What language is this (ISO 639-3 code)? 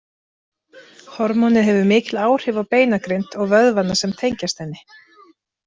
isl